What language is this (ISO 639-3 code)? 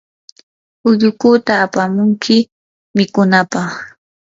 qur